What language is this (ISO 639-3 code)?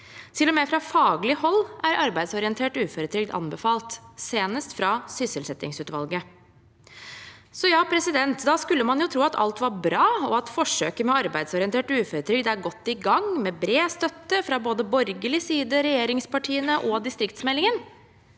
nor